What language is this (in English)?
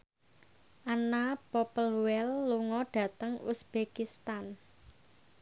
Javanese